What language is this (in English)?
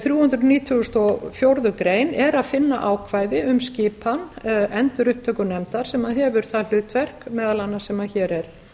Icelandic